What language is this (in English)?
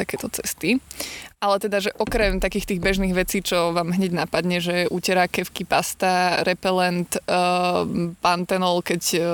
Slovak